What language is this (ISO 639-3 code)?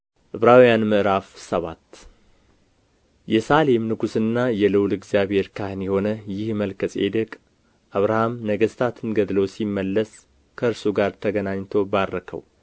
amh